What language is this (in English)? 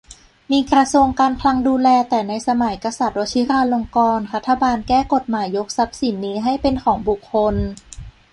Thai